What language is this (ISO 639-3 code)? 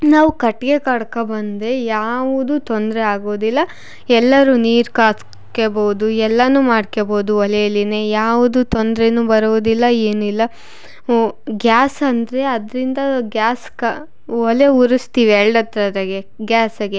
kan